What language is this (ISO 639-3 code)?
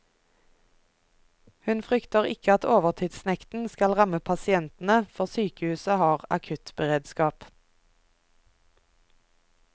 nor